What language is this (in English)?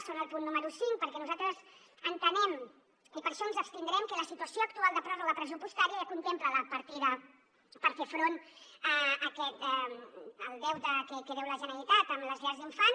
Catalan